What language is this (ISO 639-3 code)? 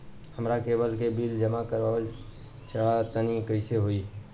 bho